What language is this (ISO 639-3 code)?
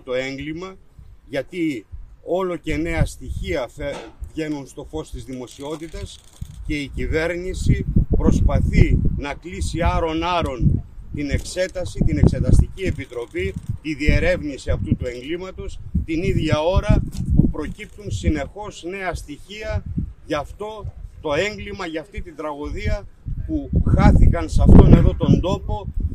ell